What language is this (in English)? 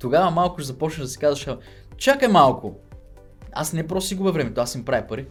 Bulgarian